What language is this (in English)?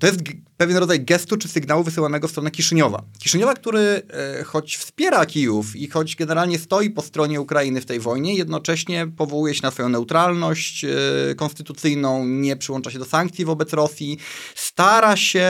Polish